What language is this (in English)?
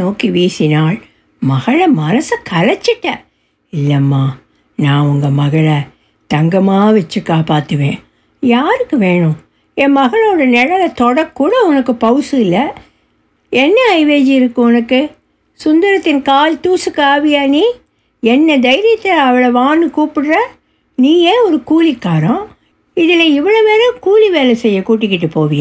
Tamil